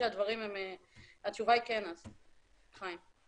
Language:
Hebrew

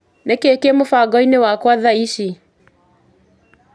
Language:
Kikuyu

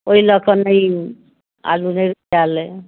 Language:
Maithili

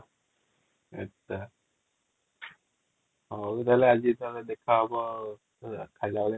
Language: Odia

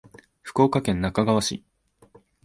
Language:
Japanese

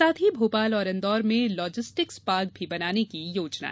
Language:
Hindi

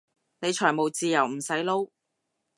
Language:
Cantonese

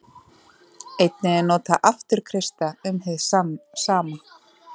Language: Icelandic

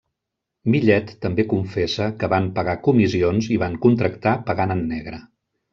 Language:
Catalan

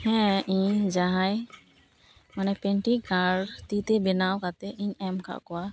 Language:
Santali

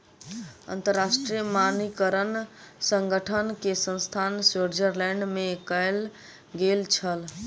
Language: Maithili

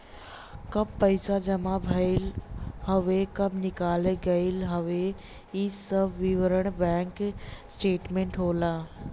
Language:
Bhojpuri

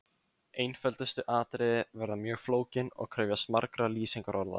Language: Icelandic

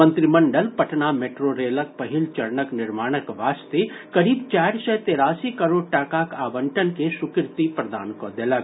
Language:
Maithili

